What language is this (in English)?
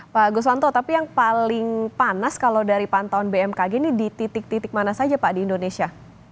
Indonesian